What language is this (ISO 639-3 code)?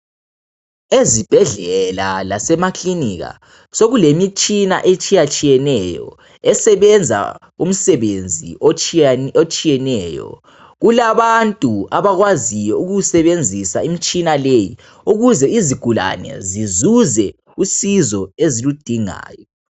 nde